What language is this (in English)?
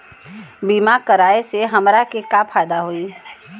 Bhojpuri